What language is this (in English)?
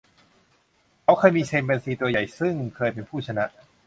Thai